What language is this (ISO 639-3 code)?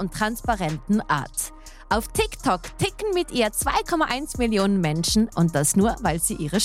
deu